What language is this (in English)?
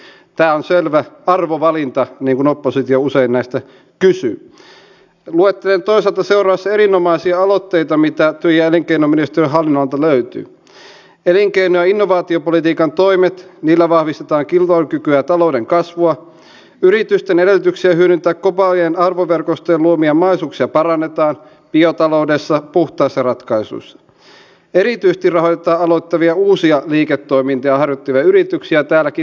Finnish